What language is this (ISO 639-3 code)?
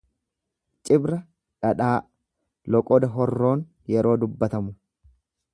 orm